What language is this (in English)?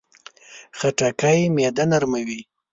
Pashto